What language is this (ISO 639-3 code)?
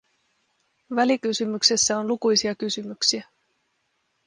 fin